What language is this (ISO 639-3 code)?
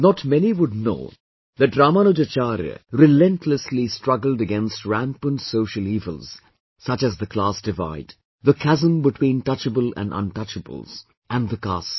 eng